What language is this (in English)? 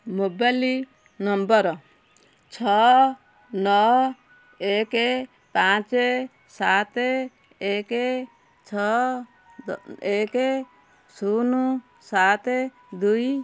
Odia